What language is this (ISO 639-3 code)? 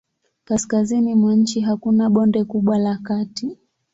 swa